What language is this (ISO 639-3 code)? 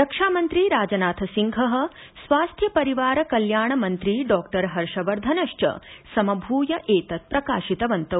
san